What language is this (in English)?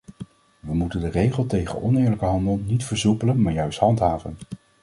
Dutch